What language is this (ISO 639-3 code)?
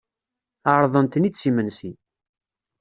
kab